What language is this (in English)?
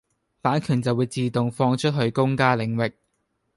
Cantonese